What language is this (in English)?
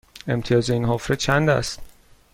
Persian